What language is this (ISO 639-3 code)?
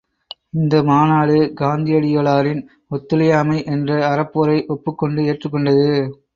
tam